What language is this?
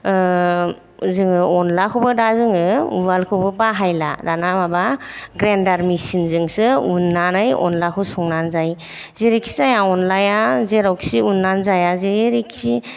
Bodo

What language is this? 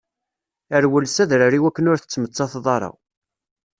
Kabyle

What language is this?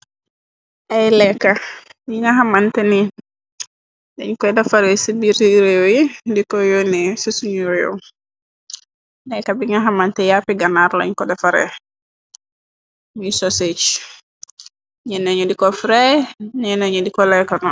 Wolof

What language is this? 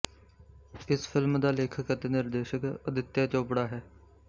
Punjabi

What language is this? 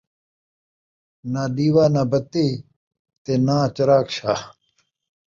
Saraiki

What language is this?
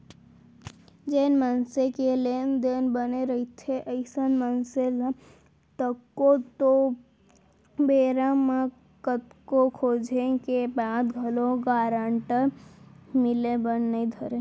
Chhattisgarhi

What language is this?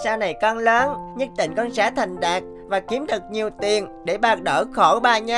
Vietnamese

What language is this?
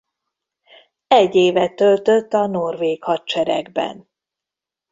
Hungarian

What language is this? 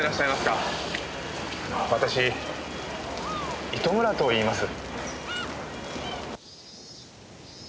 Japanese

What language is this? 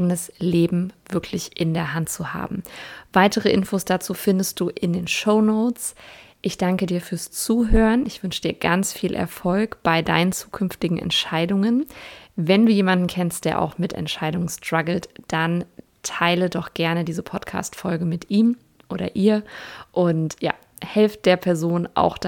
German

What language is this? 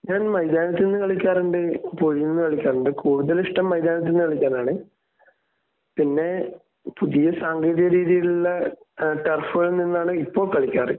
Malayalam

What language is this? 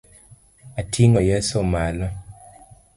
Luo (Kenya and Tanzania)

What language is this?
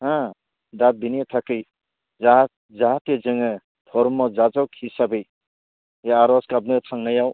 Bodo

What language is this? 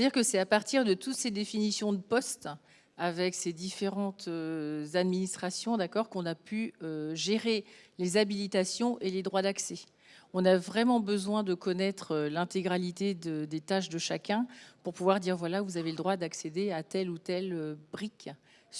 French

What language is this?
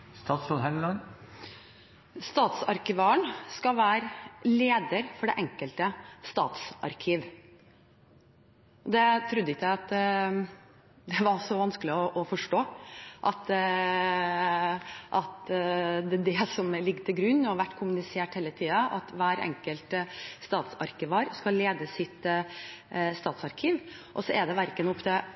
Norwegian Bokmål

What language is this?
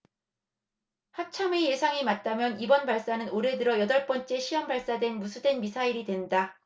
Korean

